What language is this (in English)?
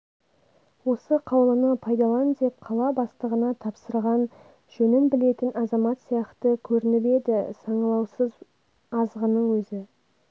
Kazakh